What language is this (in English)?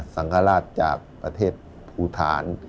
Thai